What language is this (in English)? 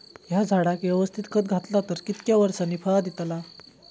Marathi